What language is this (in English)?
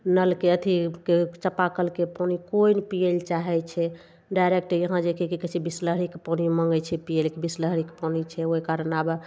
Maithili